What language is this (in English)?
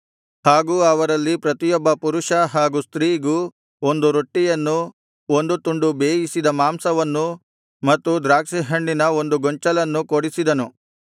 Kannada